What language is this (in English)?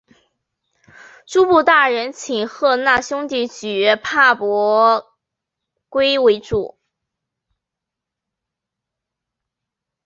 Chinese